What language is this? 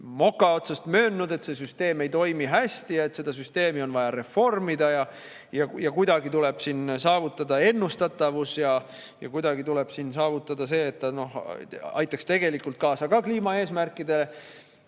Estonian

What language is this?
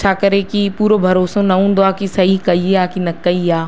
Sindhi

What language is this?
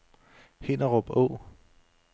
Danish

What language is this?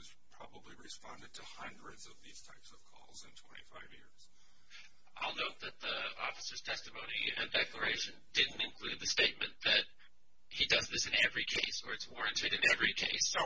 English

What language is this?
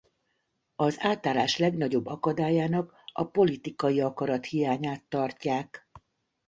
Hungarian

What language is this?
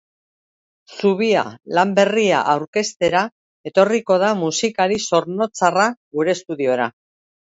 Basque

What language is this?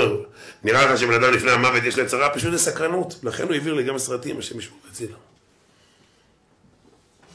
Hebrew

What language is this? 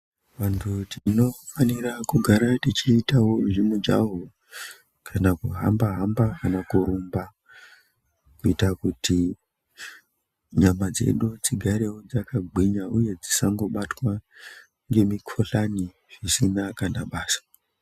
Ndau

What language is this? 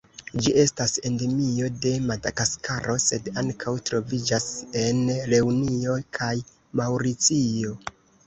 Esperanto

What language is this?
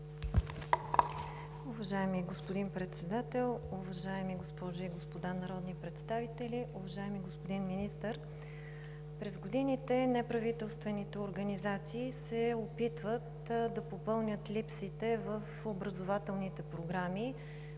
Bulgarian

